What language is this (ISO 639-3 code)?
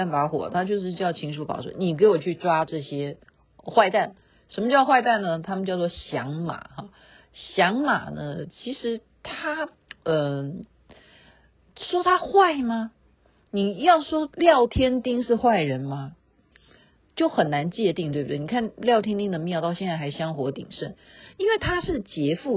zho